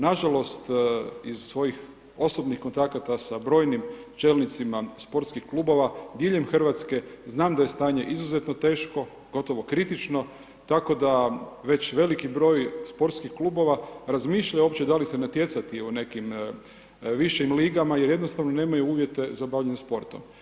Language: Croatian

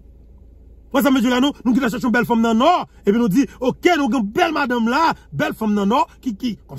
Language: French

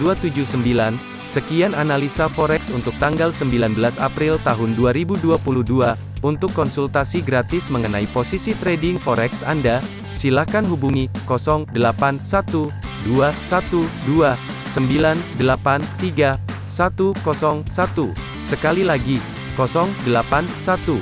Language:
Indonesian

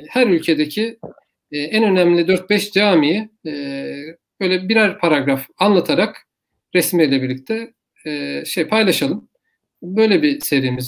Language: Turkish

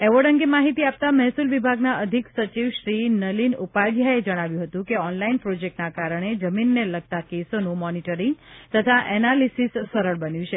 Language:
Gujarati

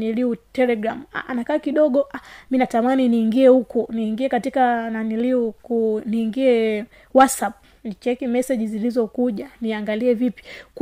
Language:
Swahili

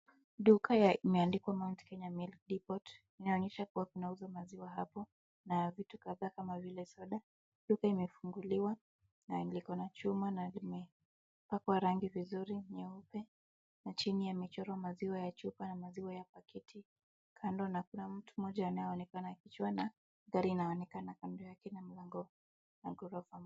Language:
Swahili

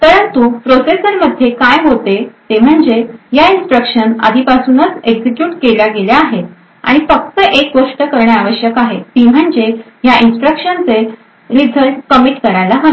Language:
Marathi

